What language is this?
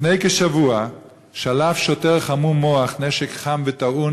Hebrew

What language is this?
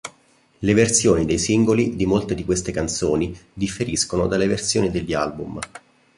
Italian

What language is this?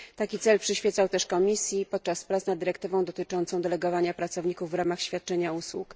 Polish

